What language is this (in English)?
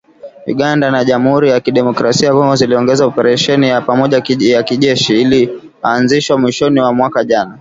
Swahili